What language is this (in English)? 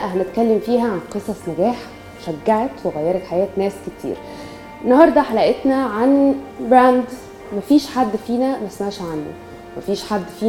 Arabic